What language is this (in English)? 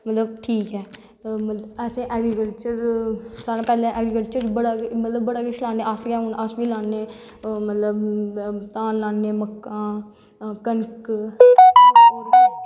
Dogri